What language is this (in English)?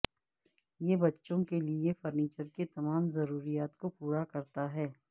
Urdu